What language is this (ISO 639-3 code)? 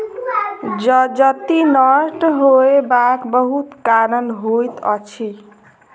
mai